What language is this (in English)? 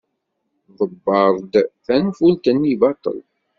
Kabyle